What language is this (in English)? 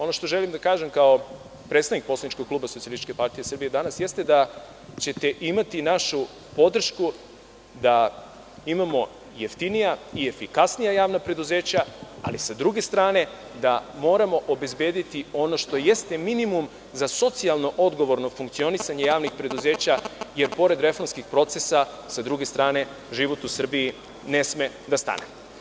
Serbian